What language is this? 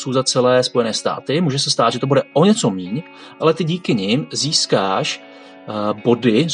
Czech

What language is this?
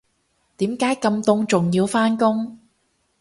Cantonese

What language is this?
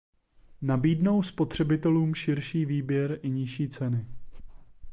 Czech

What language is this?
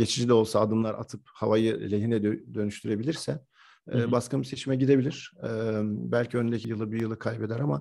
Turkish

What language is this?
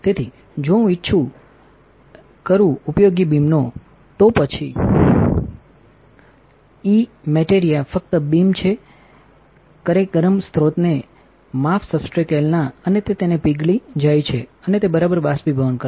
Gujarati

